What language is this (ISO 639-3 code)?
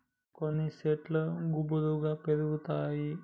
tel